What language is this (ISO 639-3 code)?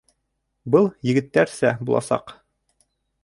bak